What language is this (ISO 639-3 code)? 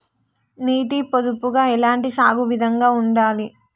tel